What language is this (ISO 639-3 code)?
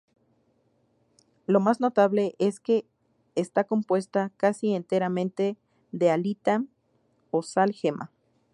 spa